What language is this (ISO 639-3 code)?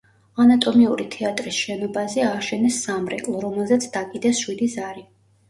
kat